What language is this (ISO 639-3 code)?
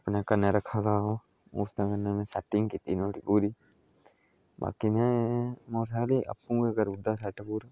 doi